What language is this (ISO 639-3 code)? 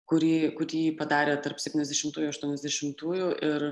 lit